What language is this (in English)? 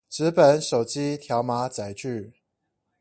Chinese